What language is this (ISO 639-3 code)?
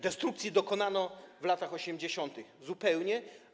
pol